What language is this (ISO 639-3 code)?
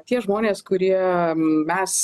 lit